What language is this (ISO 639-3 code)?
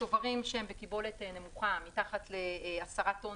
heb